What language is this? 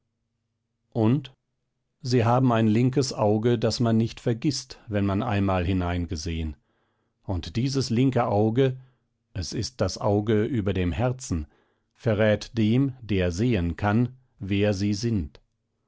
German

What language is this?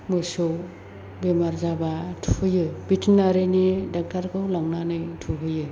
Bodo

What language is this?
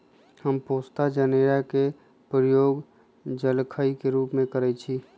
Magahi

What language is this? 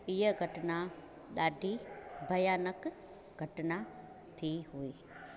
Sindhi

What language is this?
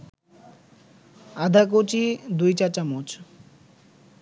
Bangla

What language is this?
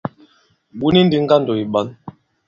Bankon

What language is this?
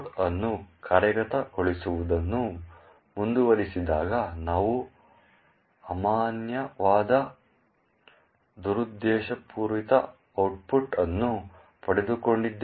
Kannada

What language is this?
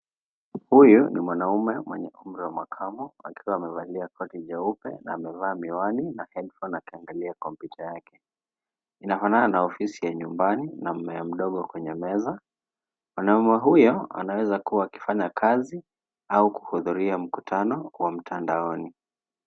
Swahili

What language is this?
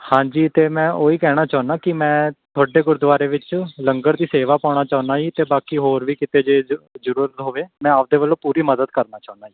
Punjabi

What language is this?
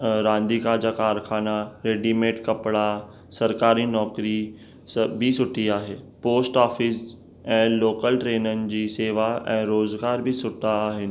Sindhi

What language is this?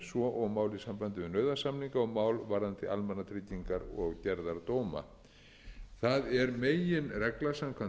Icelandic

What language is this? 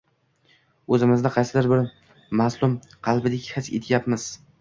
Uzbek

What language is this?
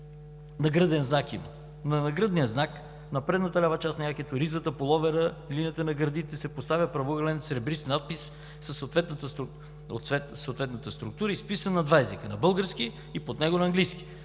Bulgarian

